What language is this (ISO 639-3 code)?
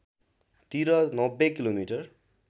nep